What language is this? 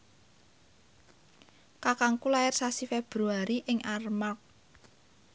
Javanese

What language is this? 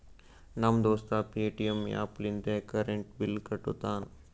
Kannada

